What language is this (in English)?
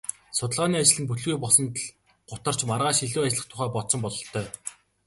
Mongolian